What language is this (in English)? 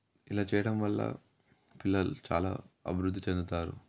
Telugu